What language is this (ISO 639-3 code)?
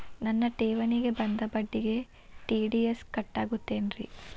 kan